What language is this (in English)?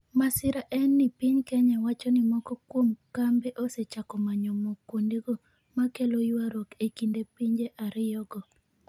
Luo (Kenya and Tanzania)